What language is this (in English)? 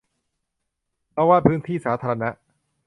Thai